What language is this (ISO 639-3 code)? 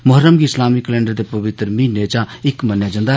doi